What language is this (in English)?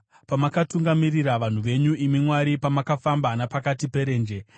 Shona